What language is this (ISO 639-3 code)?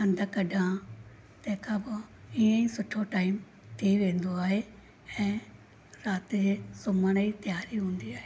snd